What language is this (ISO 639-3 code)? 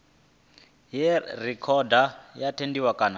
ven